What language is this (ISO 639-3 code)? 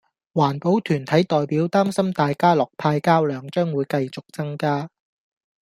yue